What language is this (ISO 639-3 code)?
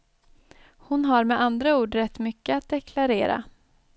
swe